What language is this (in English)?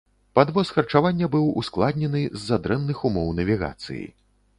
Belarusian